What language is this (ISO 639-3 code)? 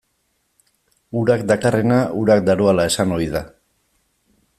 eus